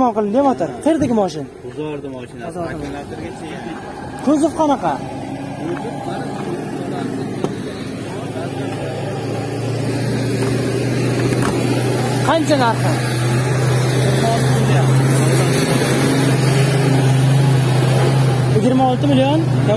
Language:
Turkish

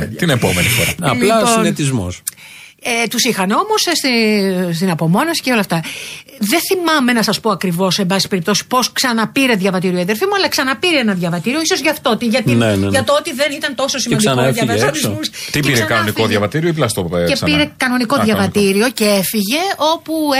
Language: Greek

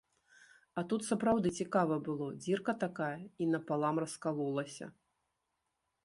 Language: Belarusian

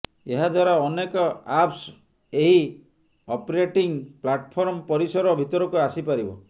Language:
Odia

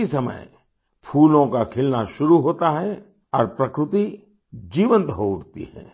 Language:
Hindi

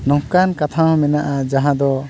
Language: Santali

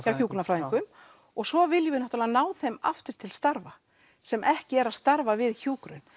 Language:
Icelandic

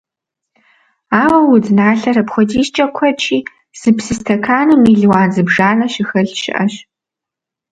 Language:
Kabardian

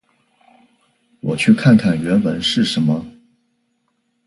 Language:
Chinese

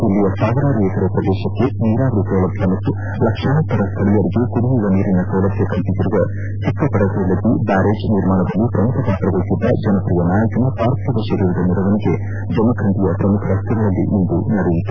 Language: Kannada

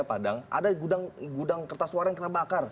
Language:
Indonesian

